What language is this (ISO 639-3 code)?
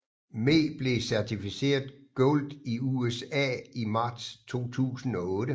dan